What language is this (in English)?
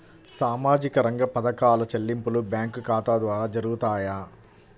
Telugu